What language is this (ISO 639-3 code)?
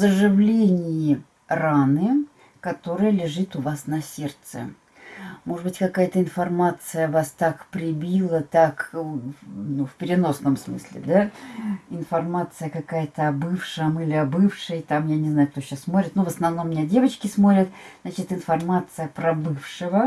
rus